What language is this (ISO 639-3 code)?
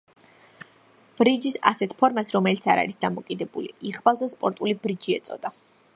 kat